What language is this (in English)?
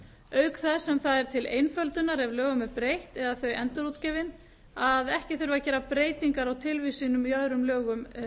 Icelandic